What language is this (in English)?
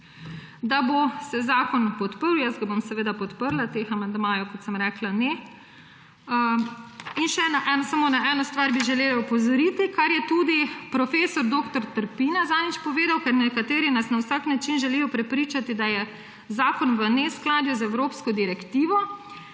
Slovenian